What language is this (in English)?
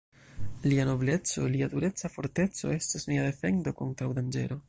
Esperanto